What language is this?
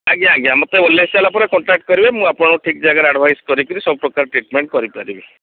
Odia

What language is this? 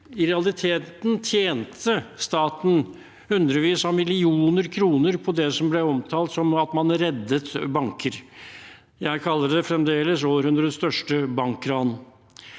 Norwegian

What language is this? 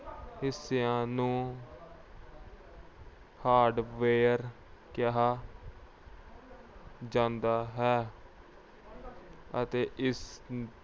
Punjabi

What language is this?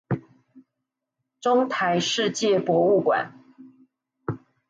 Chinese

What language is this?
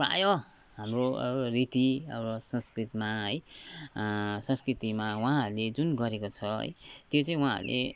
Nepali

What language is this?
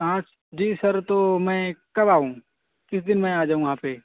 Urdu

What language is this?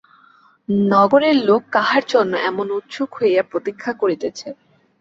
Bangla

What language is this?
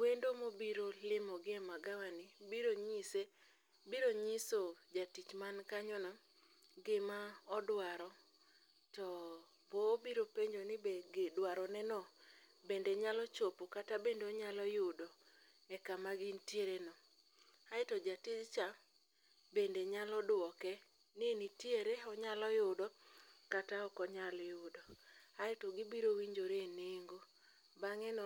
Luo (Kenya and Tanzania)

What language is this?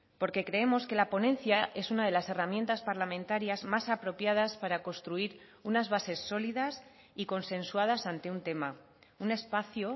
Spanish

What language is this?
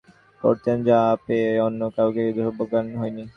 Bangla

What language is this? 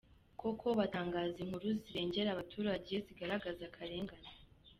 Kinyarwanda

